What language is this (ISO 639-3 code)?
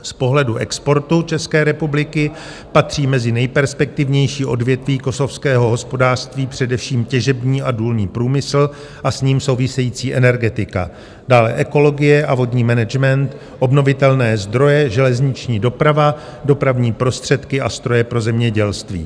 ces